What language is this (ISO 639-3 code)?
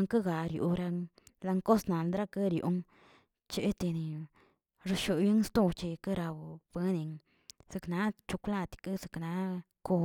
zts